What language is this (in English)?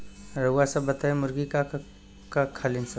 Bhojpuri